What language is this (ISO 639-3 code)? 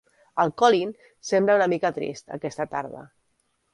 cat